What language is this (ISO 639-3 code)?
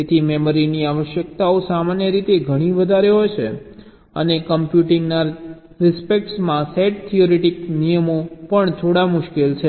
guj